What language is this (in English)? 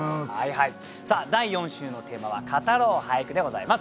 Japanese